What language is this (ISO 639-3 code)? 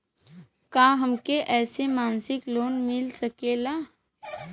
bho